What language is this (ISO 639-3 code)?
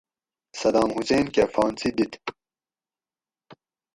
gwc